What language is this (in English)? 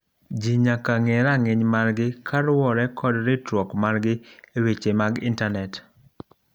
Luo (Kenya and Tanzania)